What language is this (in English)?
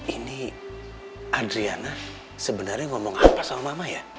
Indonesian